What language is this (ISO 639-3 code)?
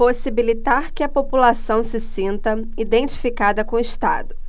por